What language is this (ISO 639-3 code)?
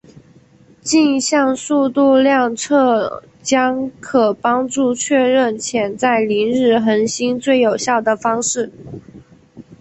zho